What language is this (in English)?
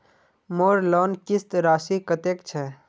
Magahi